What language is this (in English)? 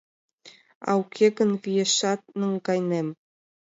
Mari